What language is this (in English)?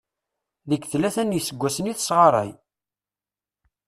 Kabyle